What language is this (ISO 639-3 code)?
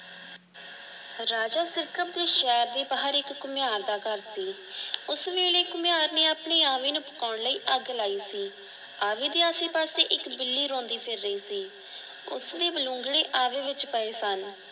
pan